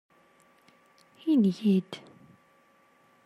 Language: Kabyle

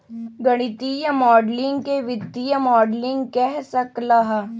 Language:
Magahi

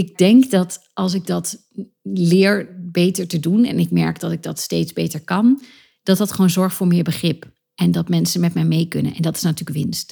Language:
Dutch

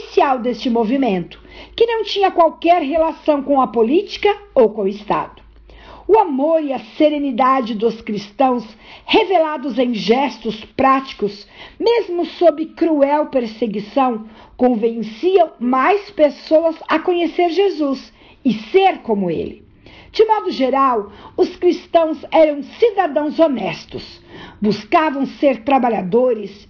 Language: Portuguese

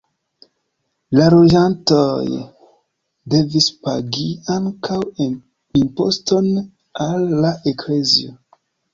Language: Esperanto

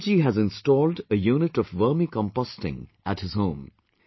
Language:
English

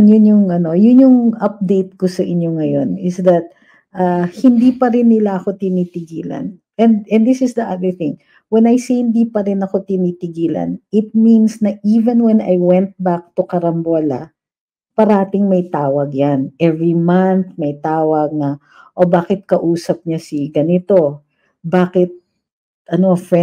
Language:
Filipino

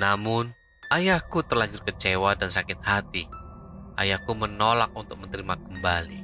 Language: Indonesian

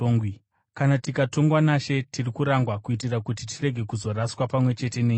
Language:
Shona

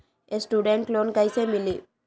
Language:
Magahi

